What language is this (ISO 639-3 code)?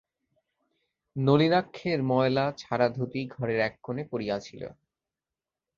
ben